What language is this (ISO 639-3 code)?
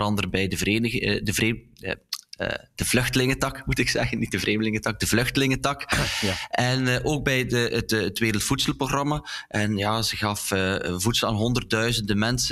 nld